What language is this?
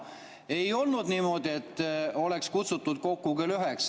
Estonian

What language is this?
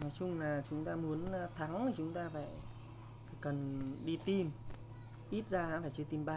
Vietnamese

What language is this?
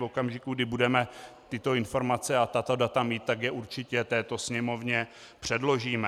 Czech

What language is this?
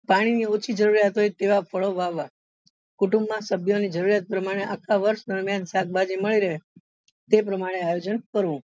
Gujarati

